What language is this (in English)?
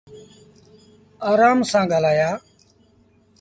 Sindhi Bhil